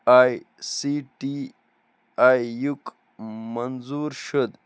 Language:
Kashmiri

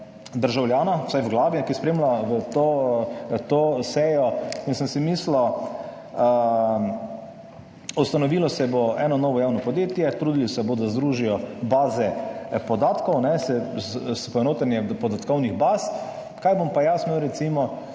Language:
Slovenian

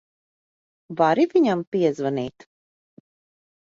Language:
Latvian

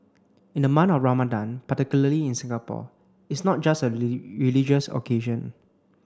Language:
English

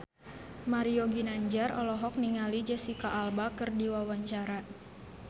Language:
Sundanese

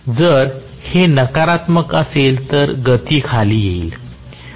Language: Marathi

